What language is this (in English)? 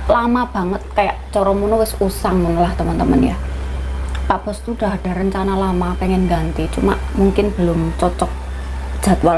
Indonesian